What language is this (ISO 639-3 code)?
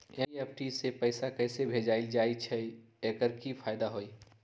mag